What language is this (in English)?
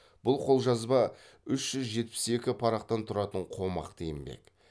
Kazakh